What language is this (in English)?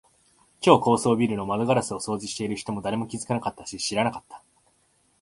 Japanese